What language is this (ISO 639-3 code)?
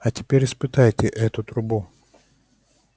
rus